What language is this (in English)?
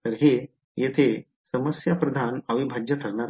Marathi